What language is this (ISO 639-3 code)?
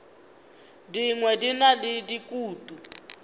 nso